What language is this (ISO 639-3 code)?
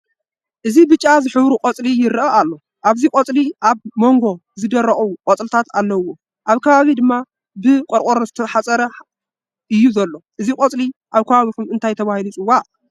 tir